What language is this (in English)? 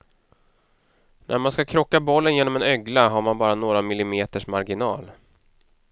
Swedish